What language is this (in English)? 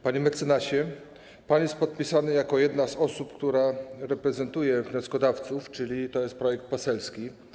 Polish